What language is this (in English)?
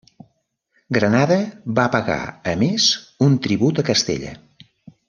Catalan